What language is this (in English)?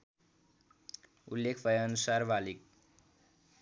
Nepali